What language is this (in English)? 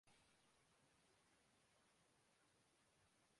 Urdu